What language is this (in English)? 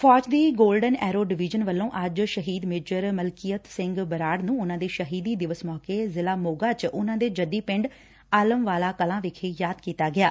Punjabi